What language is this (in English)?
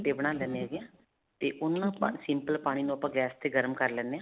Punjabi